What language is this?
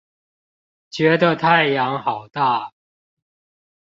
Chinese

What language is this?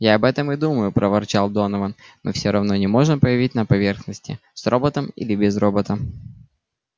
Russian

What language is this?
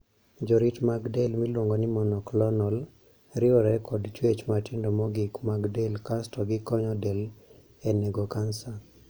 Luo (Kenya and Tanzania)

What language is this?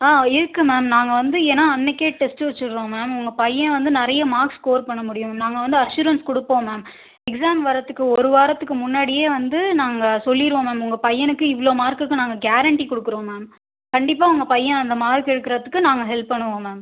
Tamil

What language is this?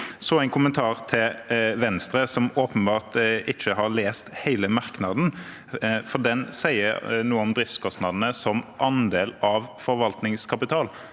Norwegian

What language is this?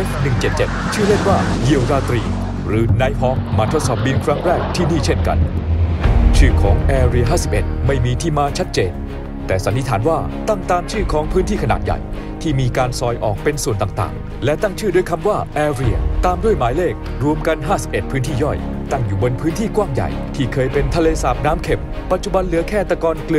Thai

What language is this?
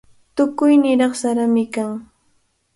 Cajatambo North Lima Quechua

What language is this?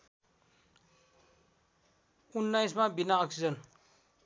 Nepali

